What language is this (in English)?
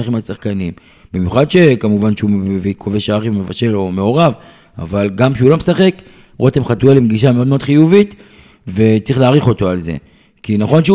Hebrew